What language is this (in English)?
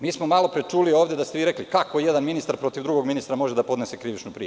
Serbian